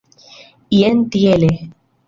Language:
Esperanto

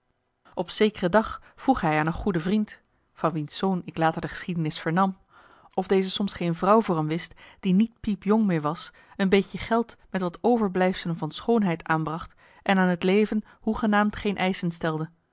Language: Dutch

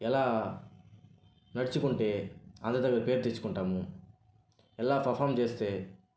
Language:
Telugu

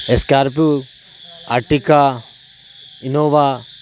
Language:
Urdu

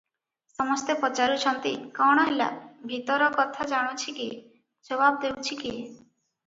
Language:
Odia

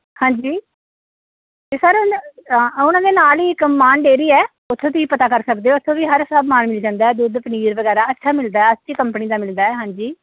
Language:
Punjabi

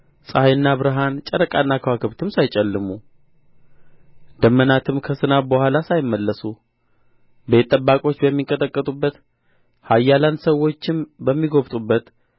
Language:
Amharic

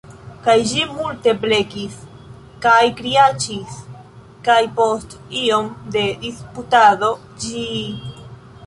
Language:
Esperanto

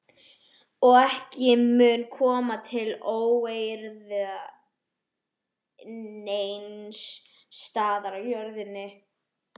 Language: Icelandic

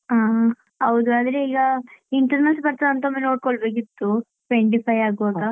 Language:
Kannada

